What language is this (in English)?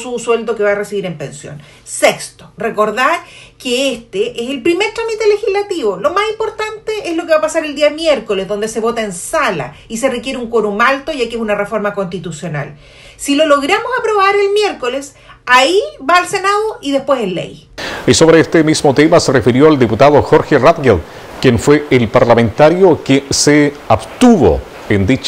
Spanish